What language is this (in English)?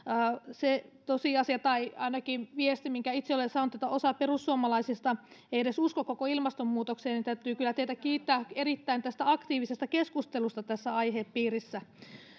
Finnish